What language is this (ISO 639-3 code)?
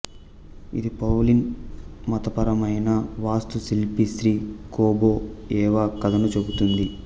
tel